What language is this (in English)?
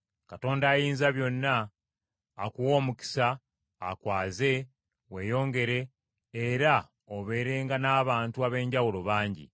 Ganda